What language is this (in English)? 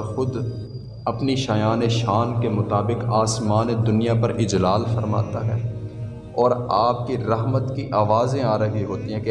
Urdu